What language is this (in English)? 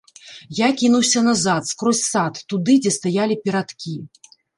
Belarusian